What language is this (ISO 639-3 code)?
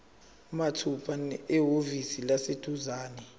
zul